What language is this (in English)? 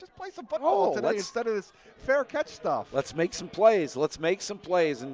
English